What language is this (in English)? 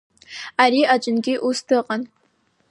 Abkhazian